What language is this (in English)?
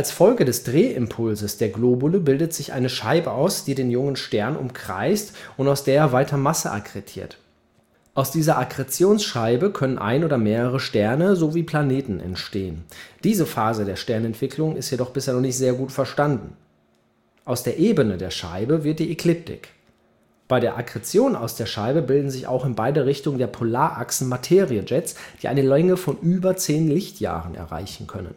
German